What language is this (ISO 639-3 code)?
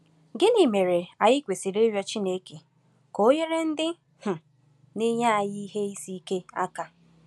ibo